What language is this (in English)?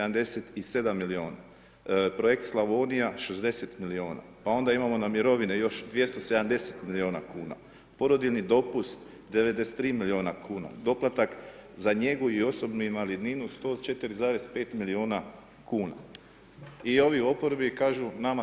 Croatian